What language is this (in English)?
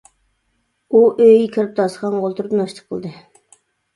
Uyghur